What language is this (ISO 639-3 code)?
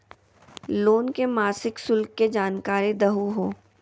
mag